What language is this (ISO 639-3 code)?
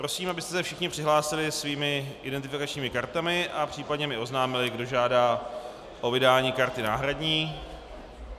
ces